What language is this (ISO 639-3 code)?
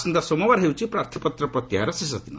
ori